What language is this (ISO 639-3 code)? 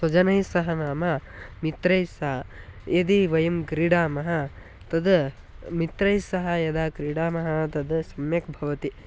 san